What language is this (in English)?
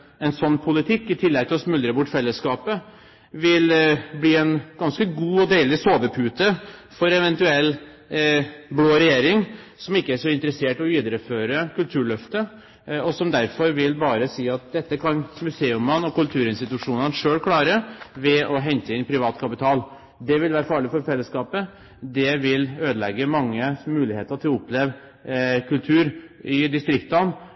Norwegian Bokmål